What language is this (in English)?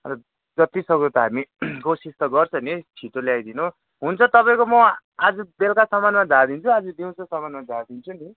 Nepali